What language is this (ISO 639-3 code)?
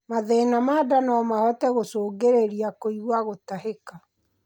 kik